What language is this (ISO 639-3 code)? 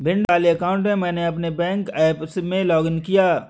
hin